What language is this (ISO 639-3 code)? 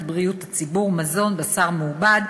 heb